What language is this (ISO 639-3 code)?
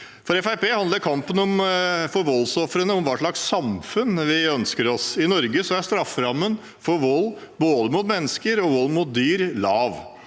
nor